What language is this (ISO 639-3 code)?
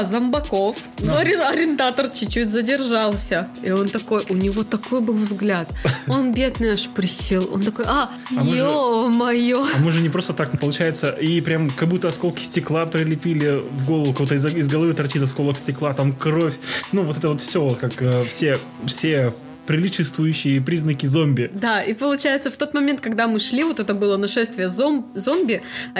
rus